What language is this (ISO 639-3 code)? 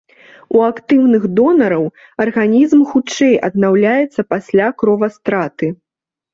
bel